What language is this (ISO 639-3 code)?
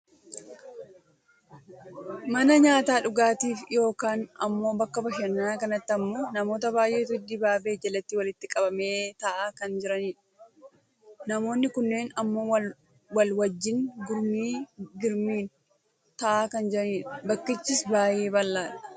orm